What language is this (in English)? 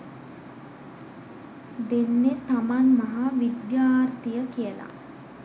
Sinhala